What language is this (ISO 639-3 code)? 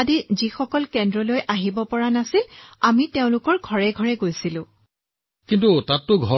asm